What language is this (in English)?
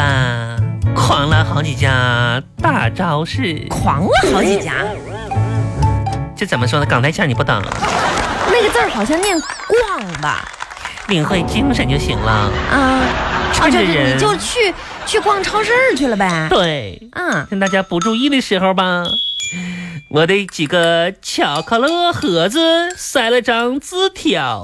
Chinese